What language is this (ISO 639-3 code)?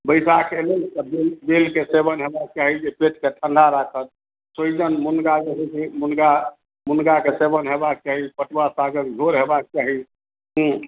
mai